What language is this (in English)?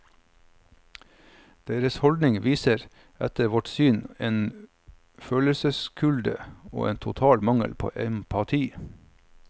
Norwegian